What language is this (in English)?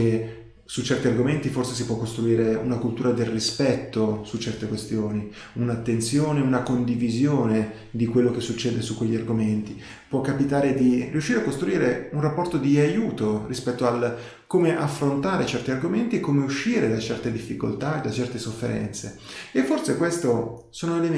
Italian